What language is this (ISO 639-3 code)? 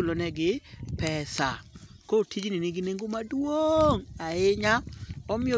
luo